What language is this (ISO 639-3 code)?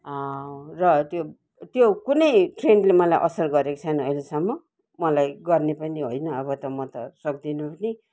nep